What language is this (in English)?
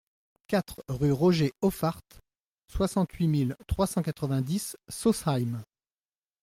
French